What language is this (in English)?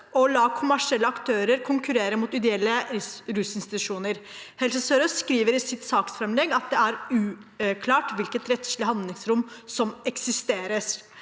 Norwegian